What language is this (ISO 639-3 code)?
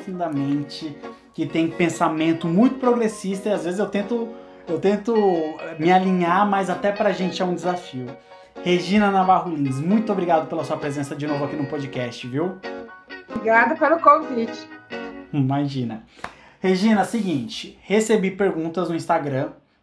por